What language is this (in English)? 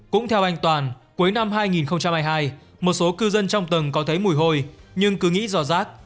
Vietnamese